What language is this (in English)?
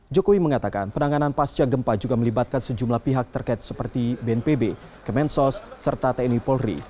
Indonesian